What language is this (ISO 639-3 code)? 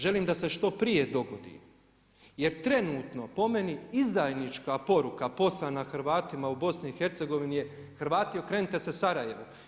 hrv